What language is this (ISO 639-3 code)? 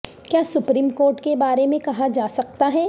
urd